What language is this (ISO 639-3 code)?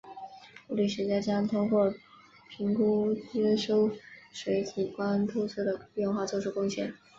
zho